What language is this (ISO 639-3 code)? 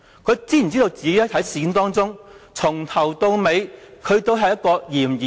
yue